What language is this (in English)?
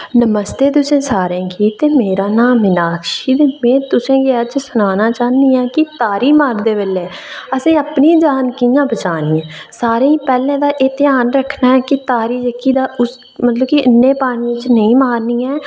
Dogri